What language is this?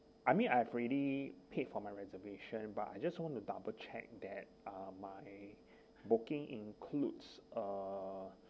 English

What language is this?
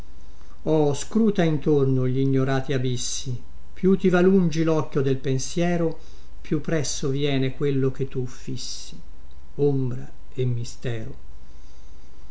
Italian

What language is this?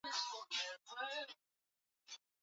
Swahili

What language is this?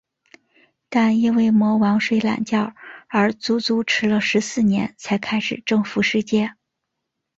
Chinese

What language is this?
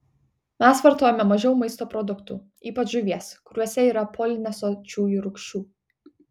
Lithuanian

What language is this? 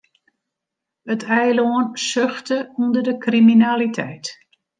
Western Frisian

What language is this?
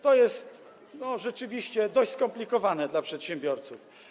Polish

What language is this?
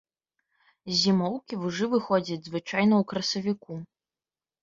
Belarusian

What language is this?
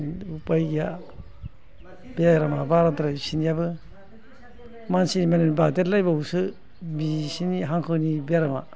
Bodo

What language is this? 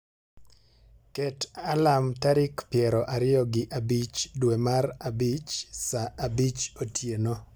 Luo (Kenya and Tanzania)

